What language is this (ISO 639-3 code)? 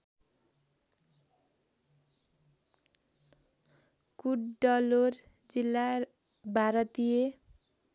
nep